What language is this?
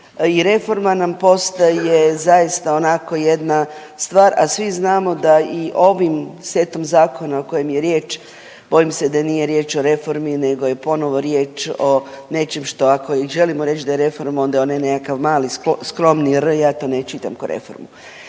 Croatian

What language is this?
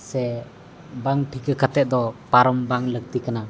Santali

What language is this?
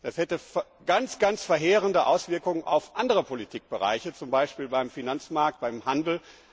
German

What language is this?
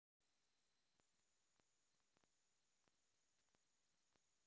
Russian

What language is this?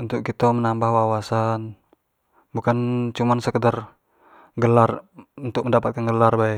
Jambi Malay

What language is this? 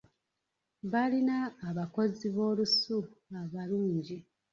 Ganda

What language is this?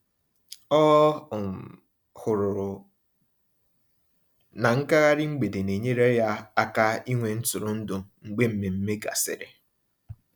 Igbo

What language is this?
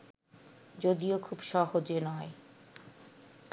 Bangla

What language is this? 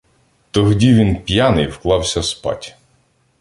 Ukrainian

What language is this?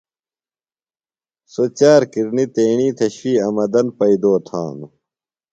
Phalura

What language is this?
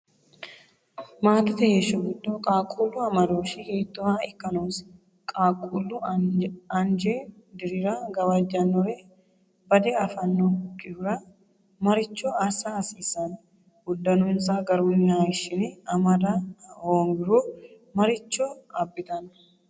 Sidamo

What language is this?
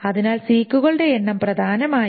Malayalam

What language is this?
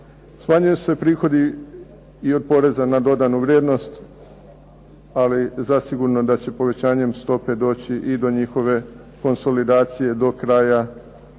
Croatian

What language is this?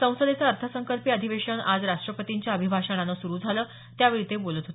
Marathi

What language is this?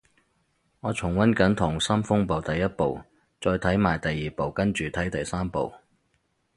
Cantonese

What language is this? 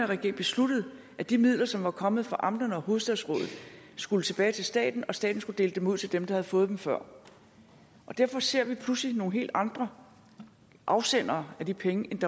Danish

